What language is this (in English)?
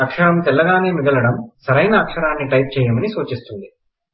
Telugu